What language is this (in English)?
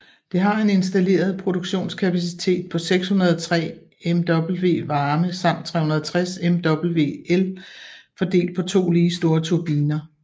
Danish